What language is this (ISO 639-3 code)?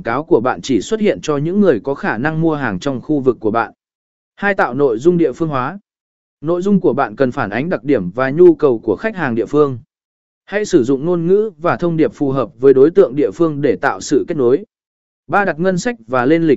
vie